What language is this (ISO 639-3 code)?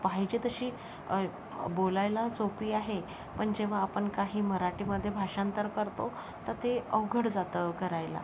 mar